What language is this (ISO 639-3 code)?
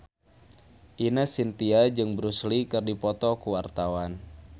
sun